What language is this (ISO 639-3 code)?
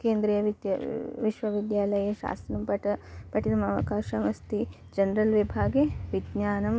san